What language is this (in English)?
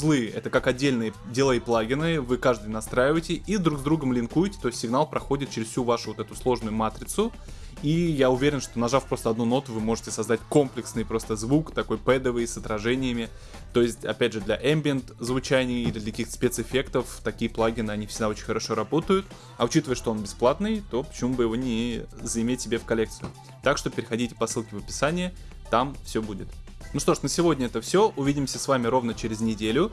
Russian